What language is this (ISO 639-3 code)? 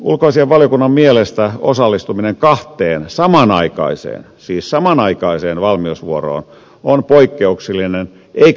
fin